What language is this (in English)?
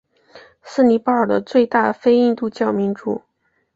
Chinese